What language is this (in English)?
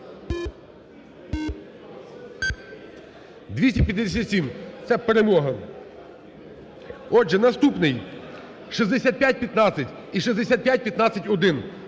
Ukrainian